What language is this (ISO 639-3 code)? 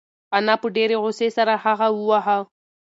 pus